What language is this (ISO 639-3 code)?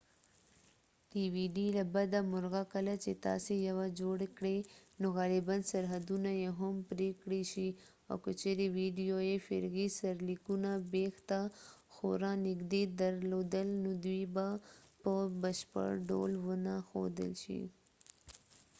pus